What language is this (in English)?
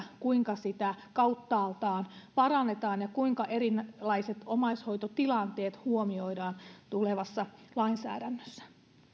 Finnish